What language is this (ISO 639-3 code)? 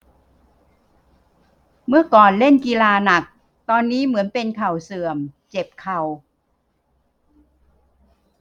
tha